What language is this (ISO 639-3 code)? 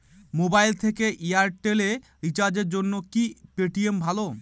ben